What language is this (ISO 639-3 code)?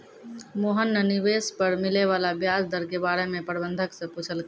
mai